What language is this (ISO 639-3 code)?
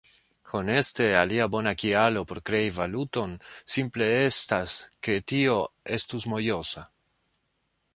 epo